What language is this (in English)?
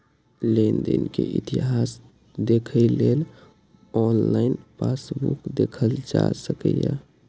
Maithili